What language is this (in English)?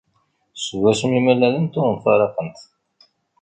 Kabyle